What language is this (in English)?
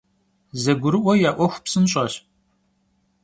Kabardian